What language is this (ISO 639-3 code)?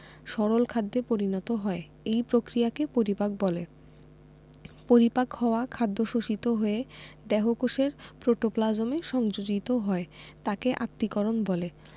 ben